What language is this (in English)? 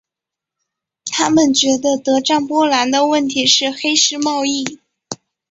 Chinese